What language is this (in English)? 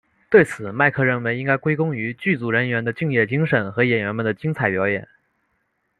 Chinese